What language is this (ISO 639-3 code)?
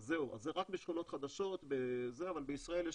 heb